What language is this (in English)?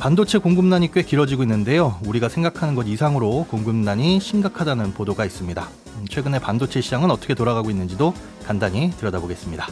Korean